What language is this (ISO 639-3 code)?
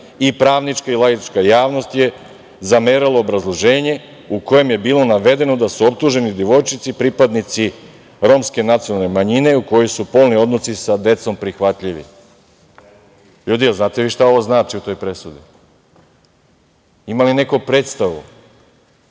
srp